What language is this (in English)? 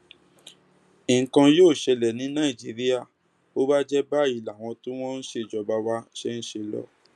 Yoruba